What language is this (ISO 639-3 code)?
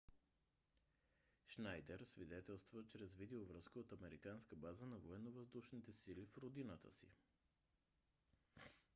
bul